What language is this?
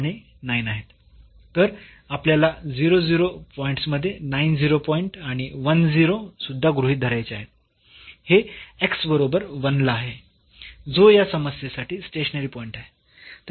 Marathi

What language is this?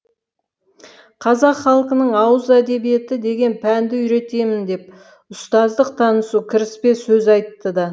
Kazakh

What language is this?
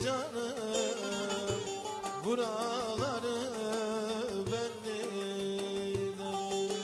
Turkish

